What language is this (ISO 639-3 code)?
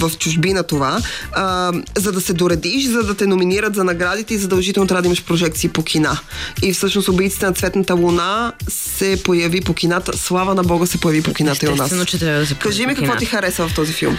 bul